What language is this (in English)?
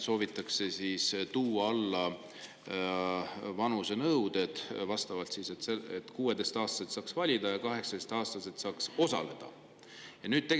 Estonian